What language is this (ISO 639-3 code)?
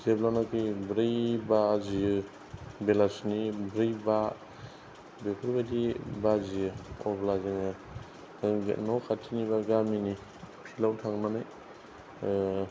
brx